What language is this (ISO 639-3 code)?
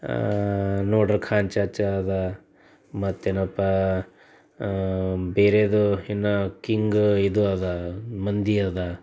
kan